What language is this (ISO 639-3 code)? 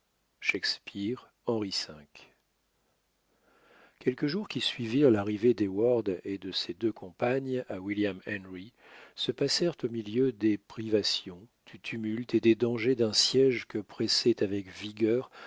fra